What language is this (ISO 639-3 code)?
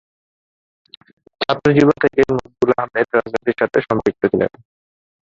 ben